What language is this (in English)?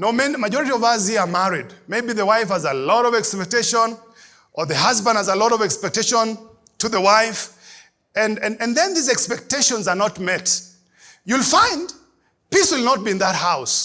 English